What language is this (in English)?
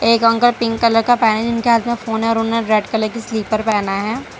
Hindi